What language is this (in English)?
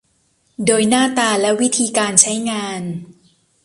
Thai